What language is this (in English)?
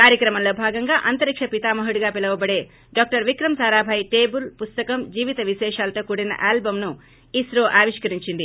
Telugu